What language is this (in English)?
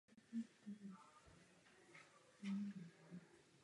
Czech